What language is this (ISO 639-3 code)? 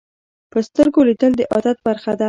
pus